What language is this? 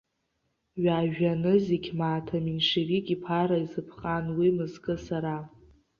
Abkhazian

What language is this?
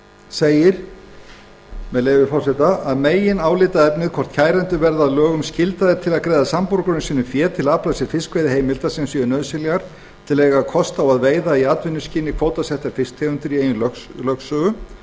Icelandic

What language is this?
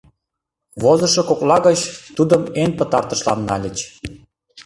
Mari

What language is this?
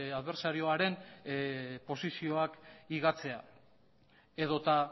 Basque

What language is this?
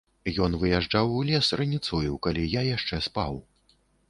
Belarusian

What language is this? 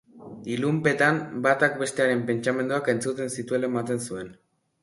Basque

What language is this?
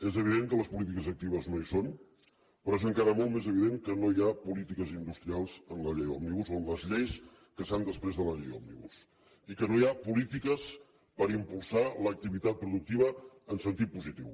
Catalan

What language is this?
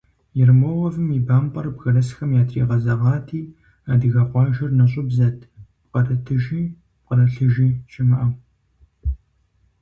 Kabardian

